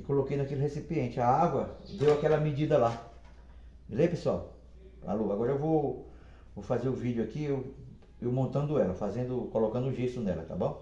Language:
Portuguese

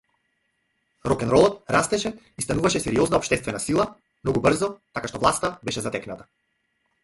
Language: Macedonian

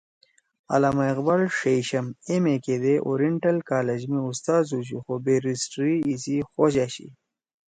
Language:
Torwali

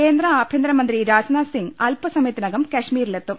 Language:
Malayalam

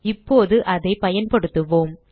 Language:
Tamil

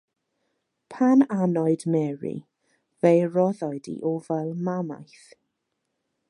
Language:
Welsh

